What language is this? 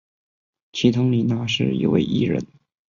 Chinese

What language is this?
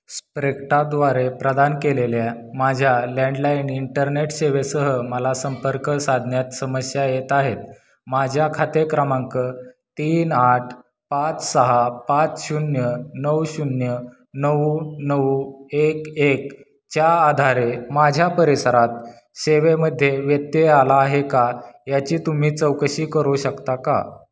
Marathi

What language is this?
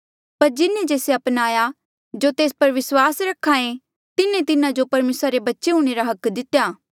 Mandeali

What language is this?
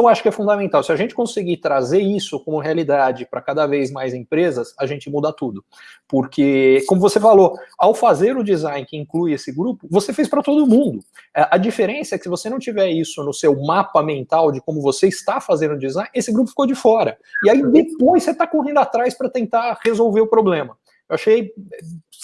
Portuguese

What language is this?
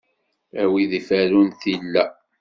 Kabyle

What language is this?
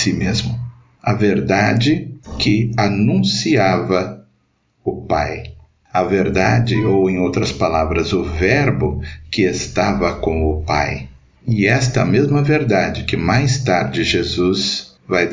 Portuguese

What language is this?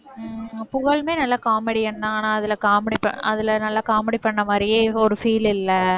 Tamil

